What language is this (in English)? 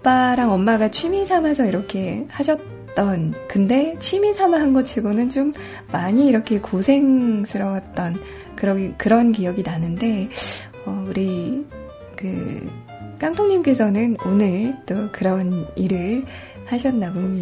Korean